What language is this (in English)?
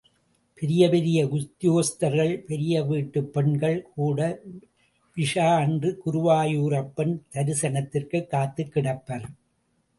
Tamil